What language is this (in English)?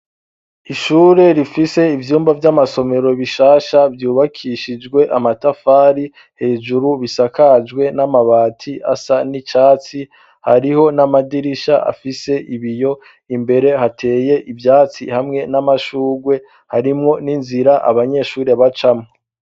Rundi